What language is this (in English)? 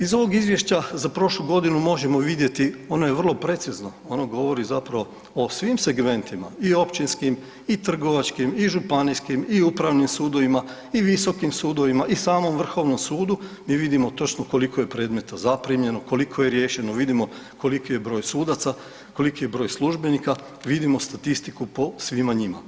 Croatian